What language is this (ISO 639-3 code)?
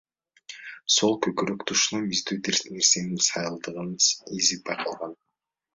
kir